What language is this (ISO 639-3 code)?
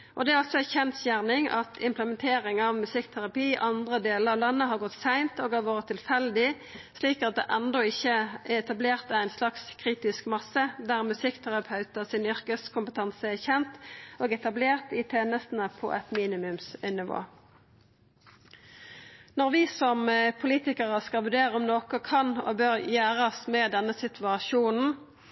nno